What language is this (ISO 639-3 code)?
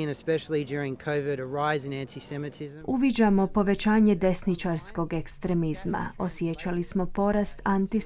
hrv